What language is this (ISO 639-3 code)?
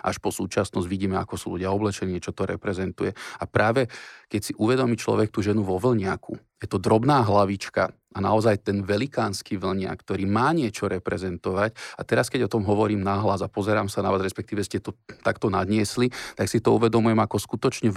slk